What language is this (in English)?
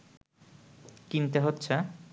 Bangla